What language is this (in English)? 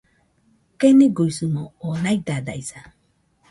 Nüpode Huitoto